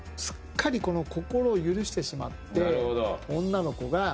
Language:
Japanese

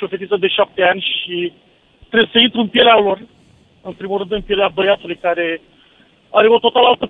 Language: Romanian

